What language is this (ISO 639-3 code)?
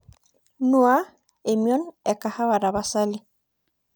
mas